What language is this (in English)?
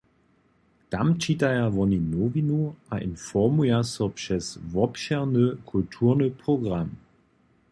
Upper Sorbian